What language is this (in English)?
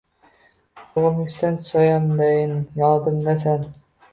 Uzbek